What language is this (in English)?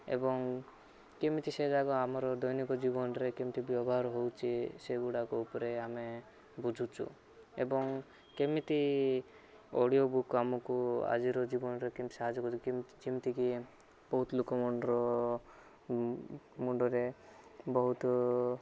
Odia